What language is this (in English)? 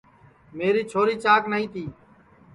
Sansi